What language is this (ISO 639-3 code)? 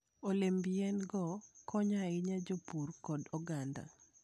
luo